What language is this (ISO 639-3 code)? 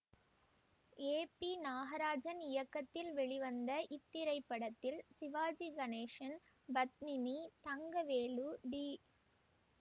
tam